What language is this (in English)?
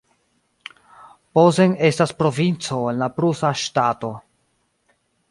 Esperanto